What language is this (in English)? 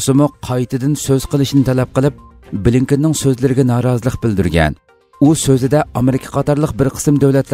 Turkish